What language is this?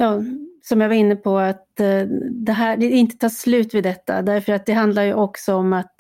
Swedish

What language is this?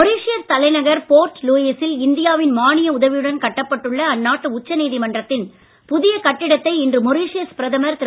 Tamil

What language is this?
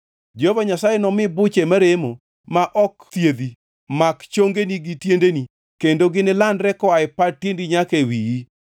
Luo (Kenya and Tanzania)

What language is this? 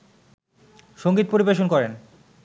Bangla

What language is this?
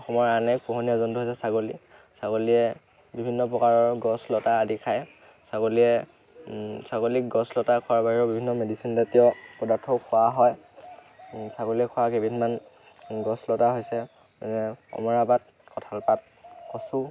Assamese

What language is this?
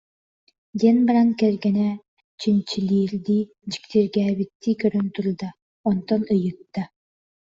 Yakut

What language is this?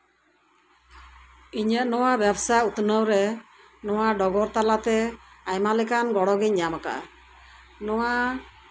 Santali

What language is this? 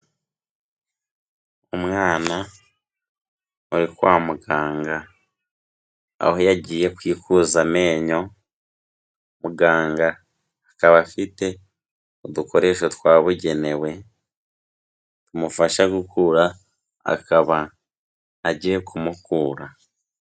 Kinyarwanda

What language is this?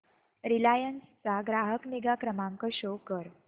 Marathi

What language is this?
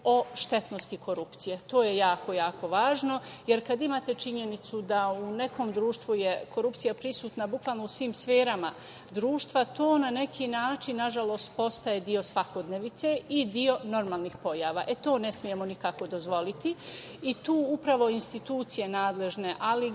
Serbian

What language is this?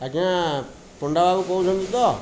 Odia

